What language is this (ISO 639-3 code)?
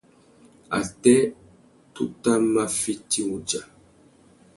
bag